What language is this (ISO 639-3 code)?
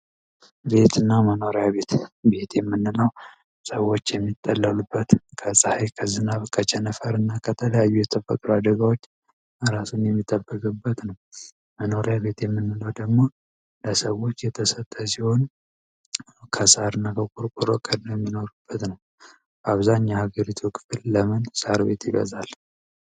amh